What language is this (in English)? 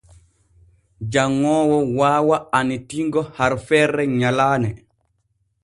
Borgu Fulfulde